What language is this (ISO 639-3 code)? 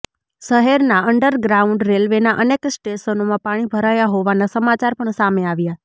guj